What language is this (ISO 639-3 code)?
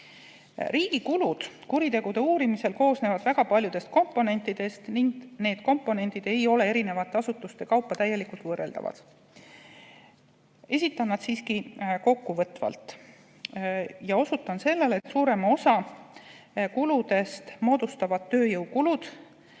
est